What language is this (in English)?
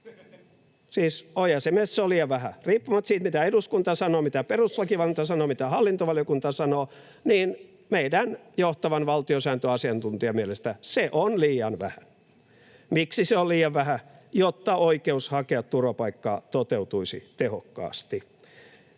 Finnish